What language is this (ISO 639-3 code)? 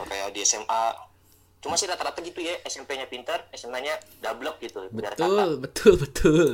ind